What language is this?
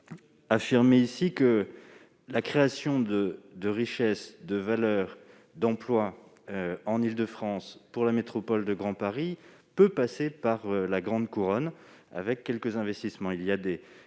French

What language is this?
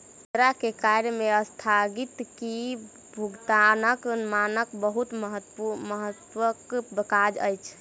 Maithili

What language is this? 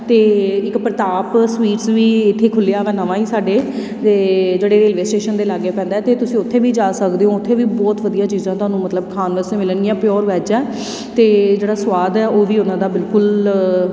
Punjabi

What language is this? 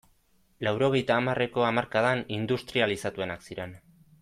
Basque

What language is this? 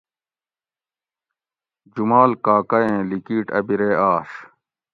Gawri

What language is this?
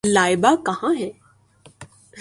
Urdu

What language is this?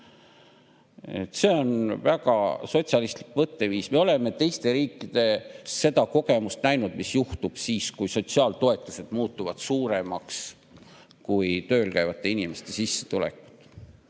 Estonian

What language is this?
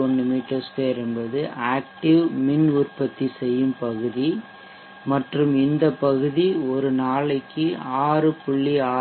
Tamil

